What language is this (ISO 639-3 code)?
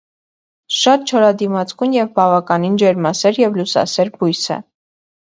hye